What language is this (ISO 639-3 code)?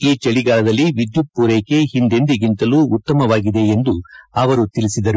kan